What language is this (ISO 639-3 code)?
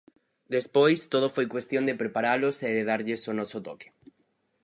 glg